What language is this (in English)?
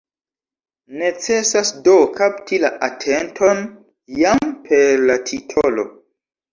Esperanto